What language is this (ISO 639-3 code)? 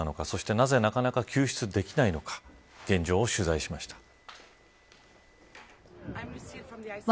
jpn